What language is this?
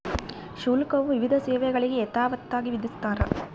Kannada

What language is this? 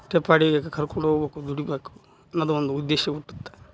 Kannada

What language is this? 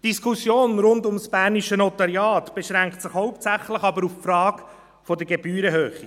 Swiss German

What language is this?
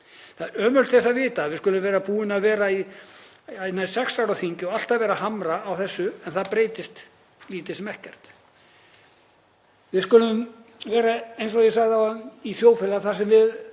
Icelandic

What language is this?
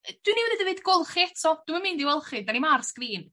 Welsh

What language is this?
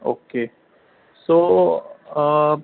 Urdu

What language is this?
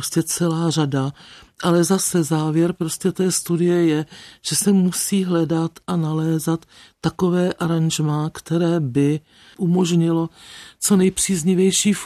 Czech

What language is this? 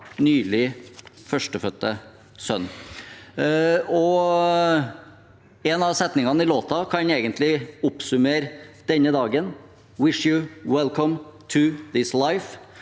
Norwegian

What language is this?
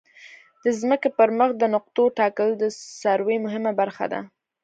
Pashto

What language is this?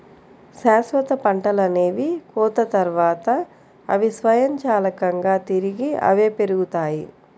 Telugu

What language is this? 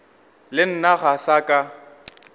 Northern Sotho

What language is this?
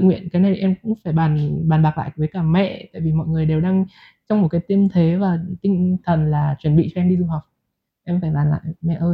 Vietnamese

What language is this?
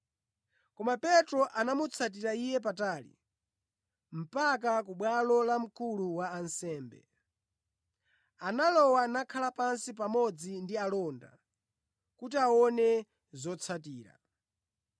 Nyanja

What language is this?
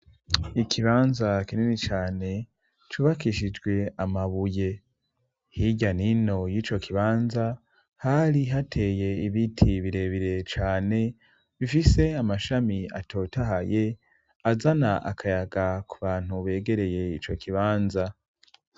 Rundi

